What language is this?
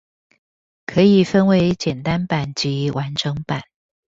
Chinese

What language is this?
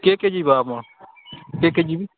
Odia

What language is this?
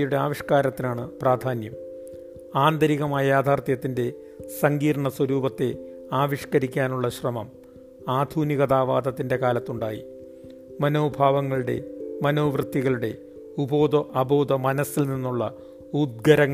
Malayalam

